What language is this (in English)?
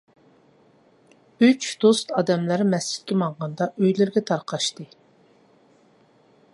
Uyghur